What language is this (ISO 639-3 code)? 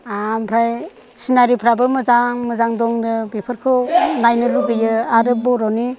brx